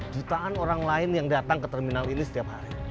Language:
Indonesian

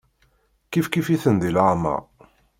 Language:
Kabyle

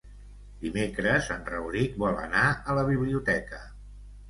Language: Catalan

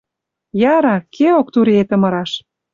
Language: Western Mari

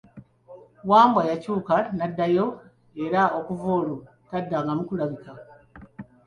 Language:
Ganda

